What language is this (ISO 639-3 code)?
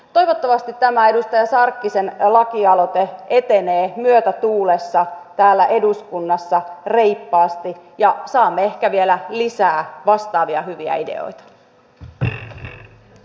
fin